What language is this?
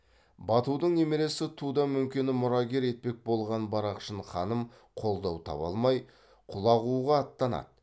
Kazakh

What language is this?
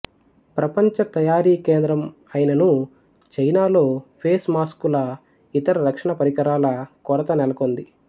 Telugu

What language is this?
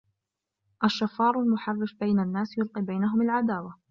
Arabic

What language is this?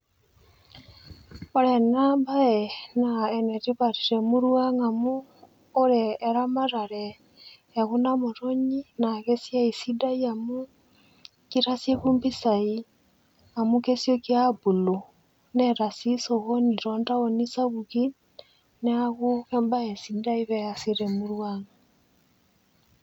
Masai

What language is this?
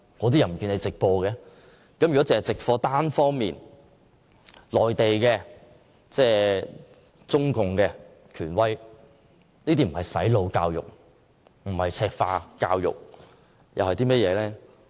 Cantonese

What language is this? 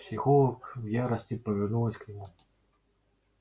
Russian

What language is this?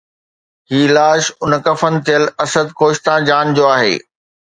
Sindhi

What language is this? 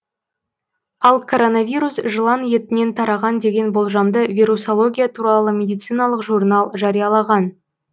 Kazakh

